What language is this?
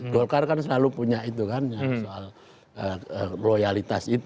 Indonesian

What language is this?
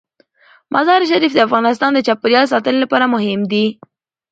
Pashto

